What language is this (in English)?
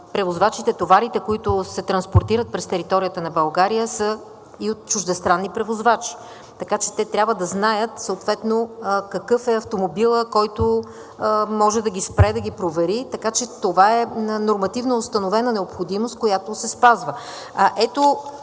Bulgarian